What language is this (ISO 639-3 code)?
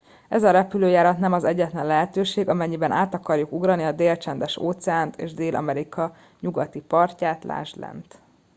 hun